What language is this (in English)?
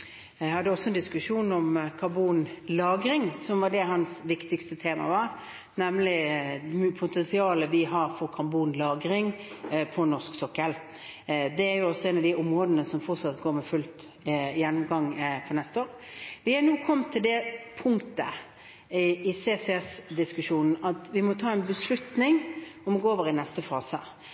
Norwegian Bokmål